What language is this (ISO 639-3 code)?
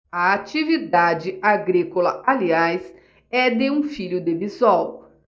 por